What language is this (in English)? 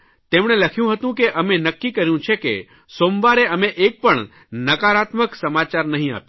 Gujarati